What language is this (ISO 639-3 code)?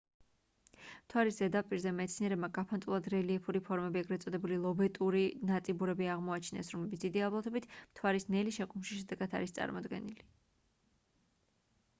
kat